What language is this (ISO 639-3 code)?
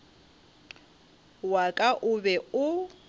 nso